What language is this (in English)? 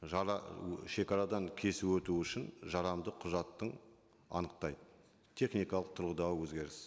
Kazakh